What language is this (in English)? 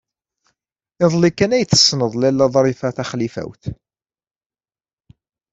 Kabyle